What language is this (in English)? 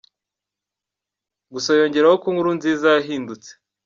Kinyarwanda